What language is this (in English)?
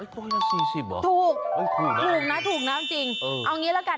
Thai